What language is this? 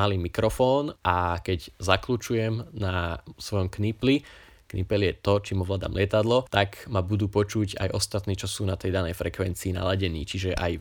Slovak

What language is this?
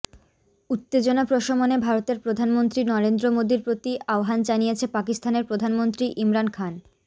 Bangla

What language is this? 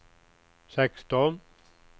Swedish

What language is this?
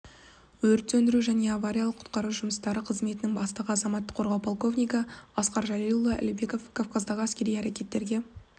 Kazakh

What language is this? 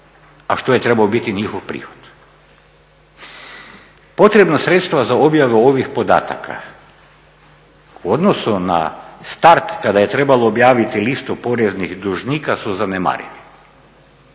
Croatian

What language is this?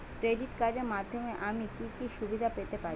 Bangla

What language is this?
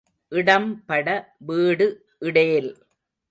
Tamil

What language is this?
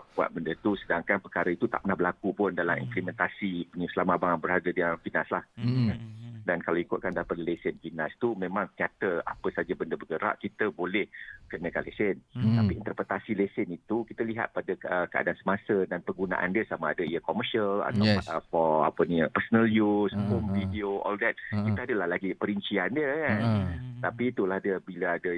Malay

